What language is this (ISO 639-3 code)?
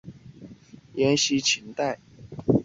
zho